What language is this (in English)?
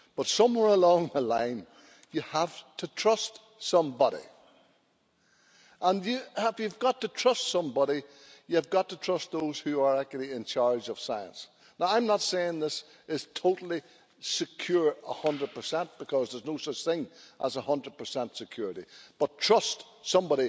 English